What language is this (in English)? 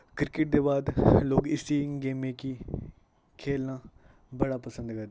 Dogri